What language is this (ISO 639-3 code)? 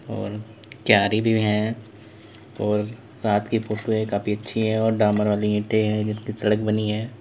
hin